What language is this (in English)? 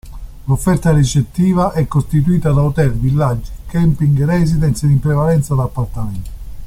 Italian